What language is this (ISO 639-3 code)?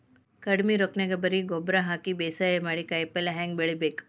kan